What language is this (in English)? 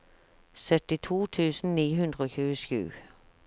Norwegian